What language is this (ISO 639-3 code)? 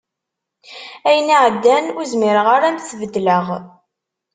kab